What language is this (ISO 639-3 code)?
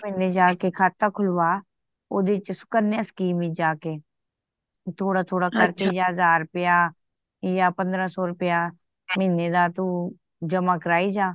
pan